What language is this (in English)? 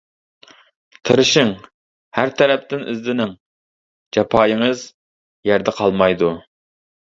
Uyghur